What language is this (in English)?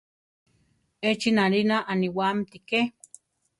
Central Tarahumara